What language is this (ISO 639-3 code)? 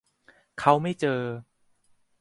tha